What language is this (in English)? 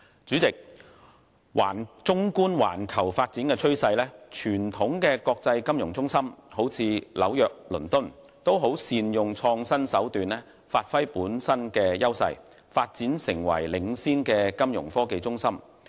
Cantonese